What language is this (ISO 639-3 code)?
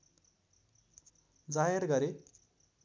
nep